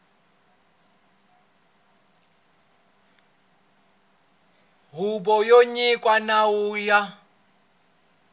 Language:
Tsonga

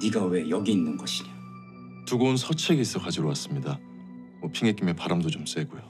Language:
Korean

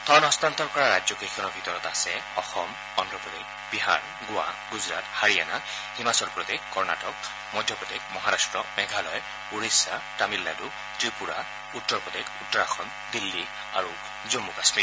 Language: Assamese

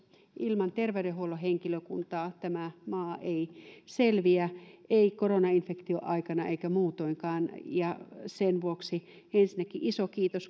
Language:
Finnish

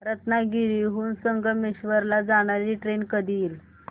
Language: Marathi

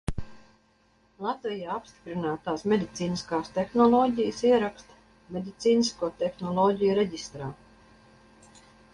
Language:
Latvian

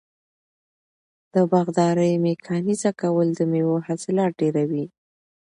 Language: Pashto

